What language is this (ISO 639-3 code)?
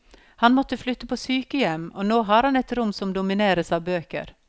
nor